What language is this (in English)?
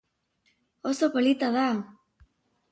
Basque